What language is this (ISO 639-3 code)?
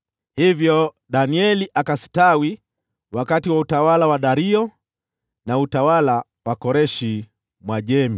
swa